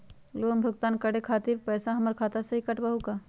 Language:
Magahi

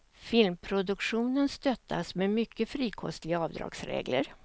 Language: Swedish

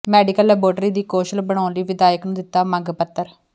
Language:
Punjabi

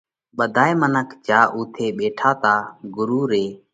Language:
Parkari Koli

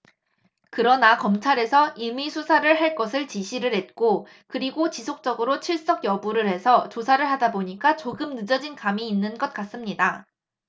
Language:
Korean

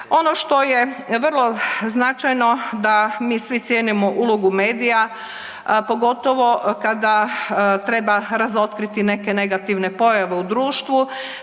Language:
Croatian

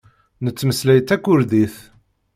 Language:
Kabyle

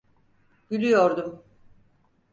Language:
Turkish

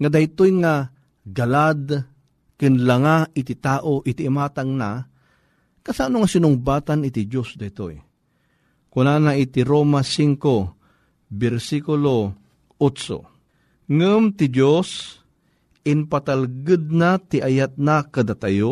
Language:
Filipino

